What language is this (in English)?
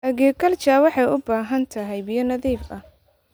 Somali